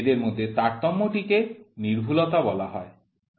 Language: Bangla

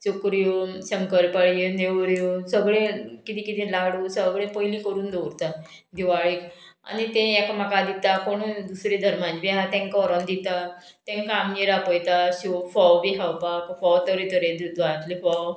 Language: Konkani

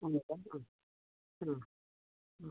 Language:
Nepali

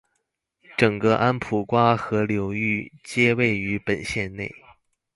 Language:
Chinese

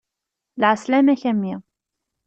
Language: Kabyle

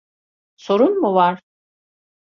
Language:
Turkish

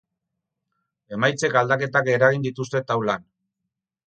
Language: Basque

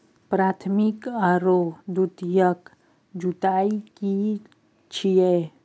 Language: Maithili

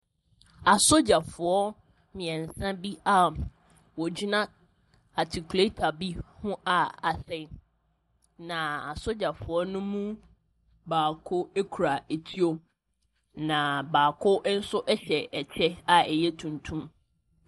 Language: Akan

